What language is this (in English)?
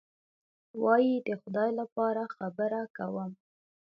Pashto